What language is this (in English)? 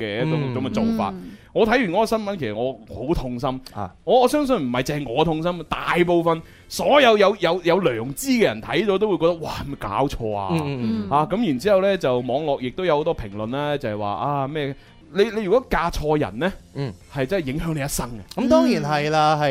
Chinese